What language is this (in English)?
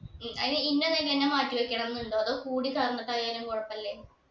Malayalam